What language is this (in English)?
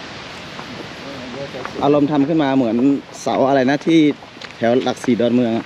Thai